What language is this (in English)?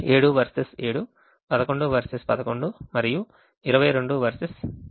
Telugu